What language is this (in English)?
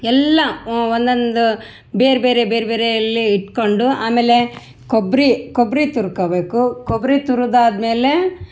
Kannada